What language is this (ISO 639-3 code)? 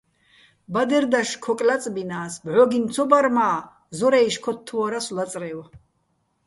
bbl